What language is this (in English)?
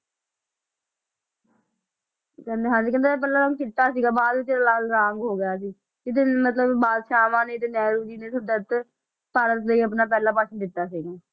Punjabi